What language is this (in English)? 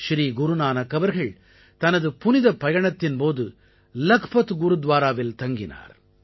Tamil